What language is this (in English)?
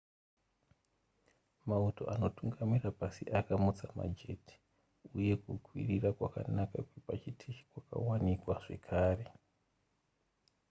Shona